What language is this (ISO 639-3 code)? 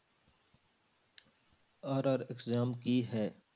pan